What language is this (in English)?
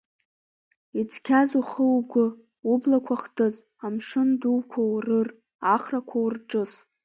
Abkhazian